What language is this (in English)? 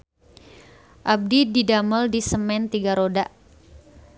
Sundanese